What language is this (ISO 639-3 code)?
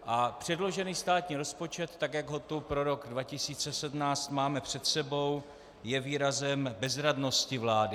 ces